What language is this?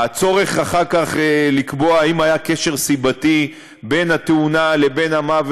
Hebrew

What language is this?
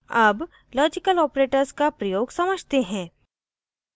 Hindi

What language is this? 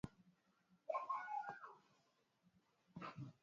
Swahili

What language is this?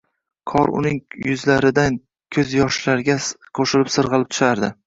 Uzbek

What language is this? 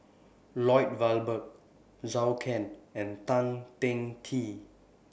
English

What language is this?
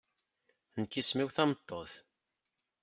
Kabyle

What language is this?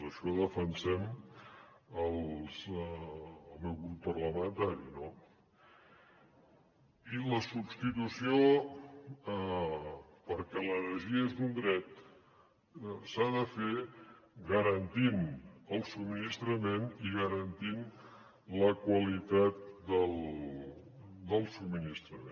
Catalan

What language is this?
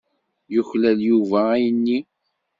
Kabyle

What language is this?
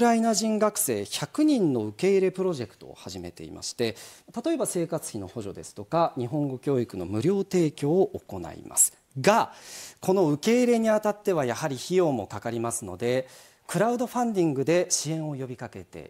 Japanese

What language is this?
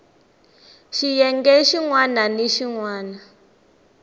Tsonga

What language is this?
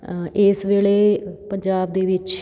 Punjabi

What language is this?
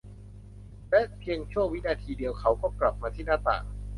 Thai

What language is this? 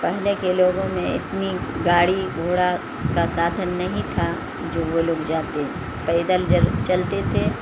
Urdu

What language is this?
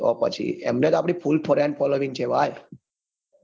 Gujarati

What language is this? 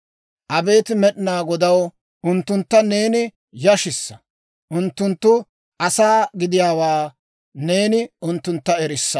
Dawro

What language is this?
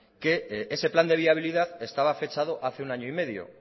Spanish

